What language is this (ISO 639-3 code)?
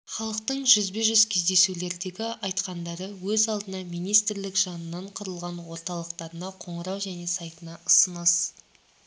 kaz